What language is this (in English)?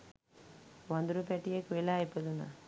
Sinhala